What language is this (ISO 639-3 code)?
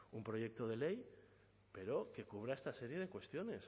spa